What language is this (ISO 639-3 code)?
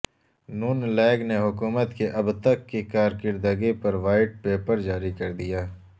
urd